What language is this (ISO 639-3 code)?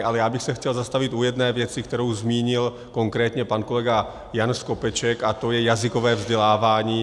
ces